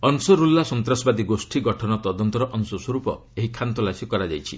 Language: Odia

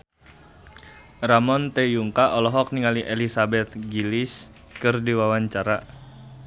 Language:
Sundanese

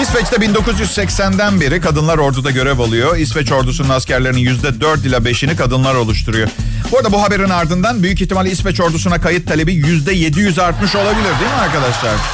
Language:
Turkish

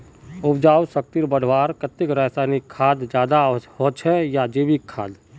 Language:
Magahi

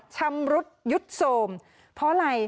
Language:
Thai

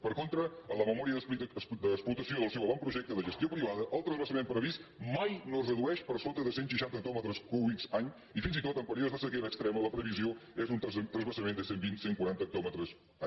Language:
Catalan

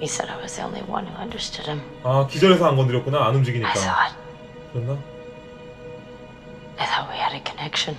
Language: Korean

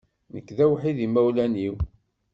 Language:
Kabyle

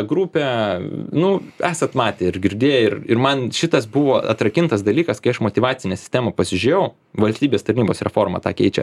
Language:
Lithuanian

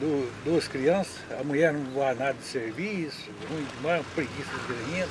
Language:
Portuguese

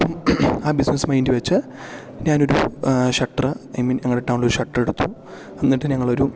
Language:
Malayalam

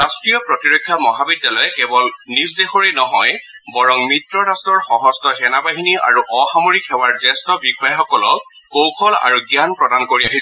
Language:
Assamese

